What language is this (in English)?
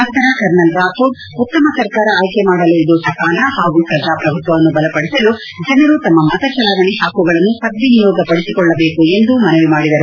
Kannada